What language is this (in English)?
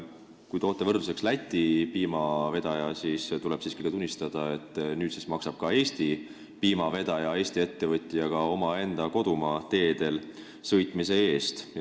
Estonian